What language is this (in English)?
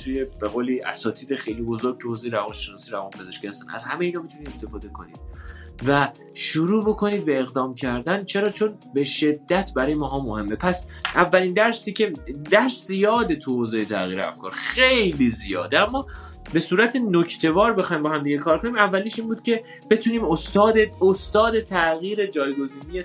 Persian